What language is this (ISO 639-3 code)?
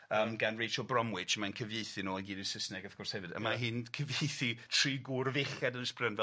cym